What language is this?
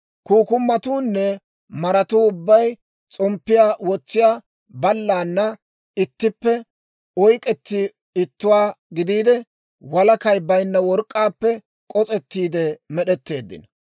Dawro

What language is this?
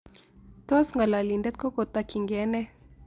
Kalenjin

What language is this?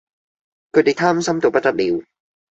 Cantonese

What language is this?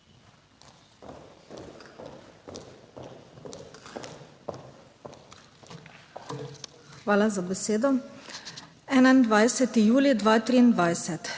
Slovenian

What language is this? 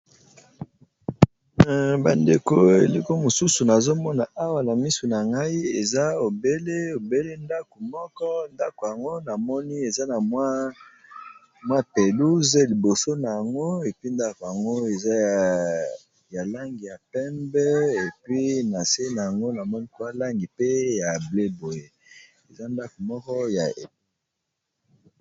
Lingala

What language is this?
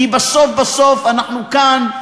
Hebrew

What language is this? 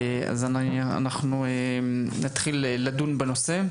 Hebrew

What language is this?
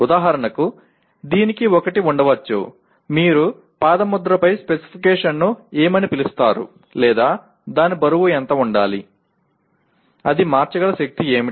Telugu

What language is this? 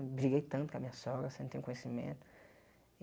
Portuguese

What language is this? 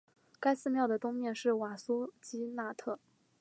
Chinese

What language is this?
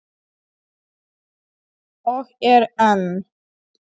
Icelandic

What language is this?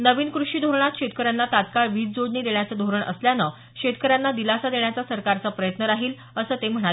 Marathi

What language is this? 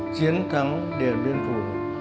Vietnamese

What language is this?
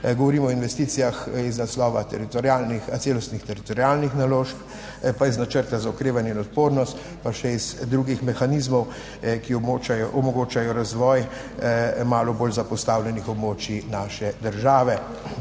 Slovenian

